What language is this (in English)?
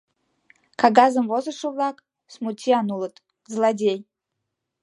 Mari